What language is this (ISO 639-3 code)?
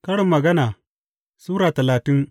hau